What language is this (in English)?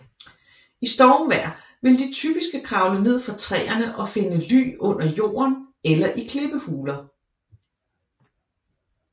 Danish